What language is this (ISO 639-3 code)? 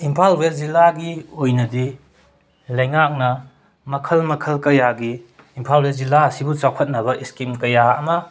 mni